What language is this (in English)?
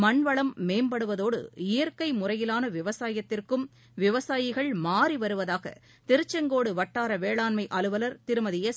Tamil